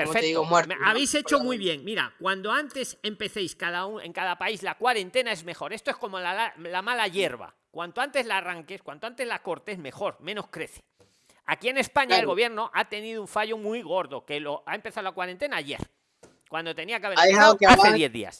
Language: Spanish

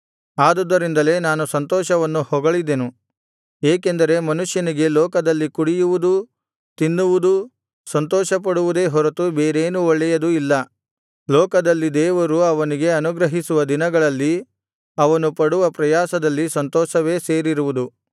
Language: Kannada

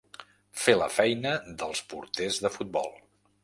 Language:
Catalan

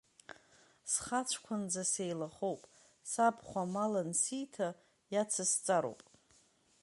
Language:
Abkhazian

